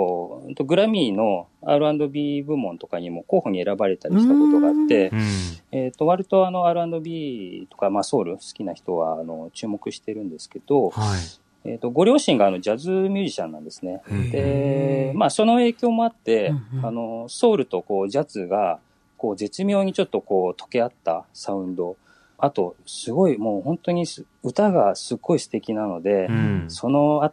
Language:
Japanese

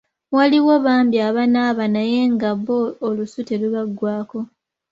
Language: Ganda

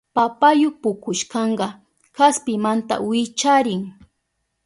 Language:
Southern Pastaza Quechua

